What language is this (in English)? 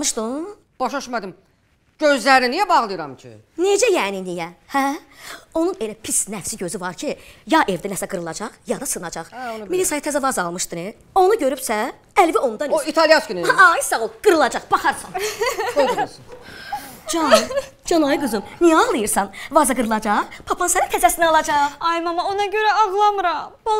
Turkish